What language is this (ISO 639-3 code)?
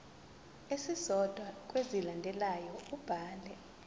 zul